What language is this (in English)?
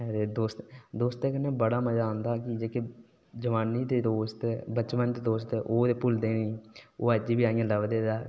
Dogri